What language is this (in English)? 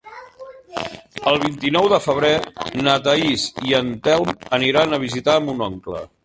Catalan